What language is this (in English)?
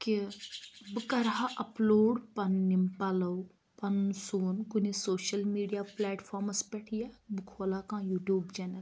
Kashmiri